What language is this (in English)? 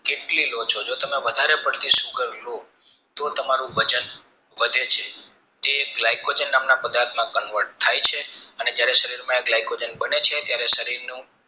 Gujarati